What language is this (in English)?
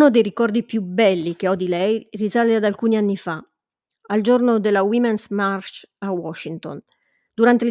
Italian